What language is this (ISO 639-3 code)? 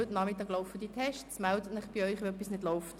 gsw